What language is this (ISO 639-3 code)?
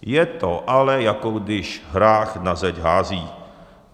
ces